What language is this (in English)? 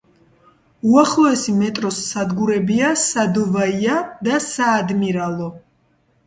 Georgian